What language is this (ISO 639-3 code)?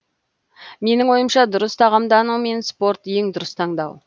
kaz